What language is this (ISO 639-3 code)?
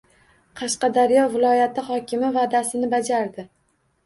uzb